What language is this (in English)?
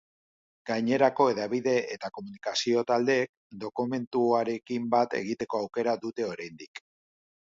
Basque